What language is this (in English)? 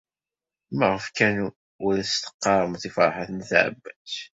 Kabyle